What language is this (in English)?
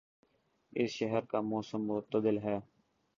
Urdu